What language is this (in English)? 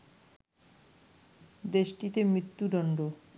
Bangla